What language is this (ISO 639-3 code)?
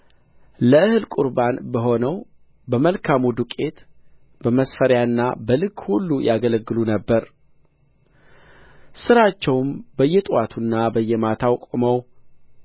amh